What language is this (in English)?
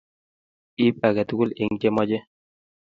Kalenjin